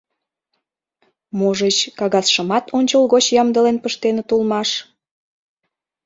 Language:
Mari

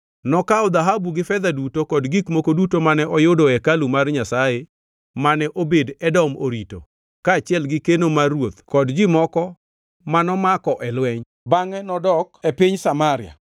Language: Luo (Kenya and Tanzania)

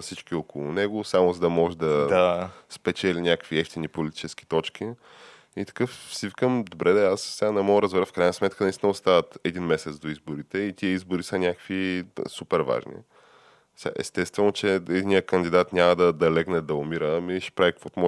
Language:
Bulgarian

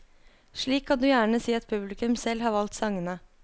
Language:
Norwegian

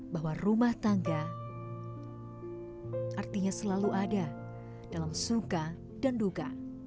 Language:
Indonesian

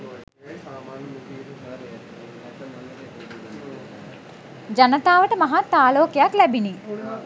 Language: Sinhala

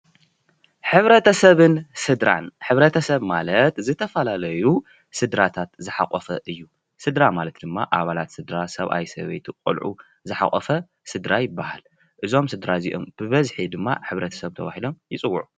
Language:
Tigrinya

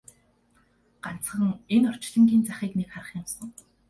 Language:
Mongolian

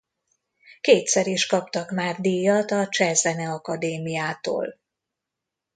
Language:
Hungarian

